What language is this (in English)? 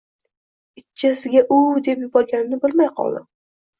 Uzbek